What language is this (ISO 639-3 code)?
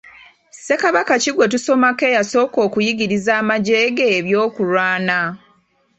lug